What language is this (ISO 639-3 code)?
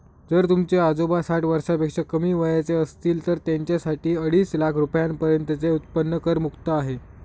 mar